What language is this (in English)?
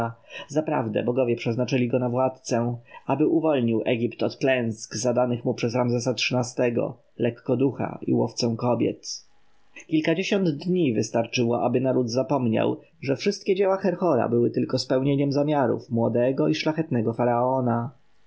Polish